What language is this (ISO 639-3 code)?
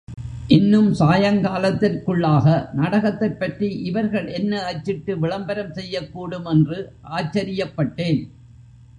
tam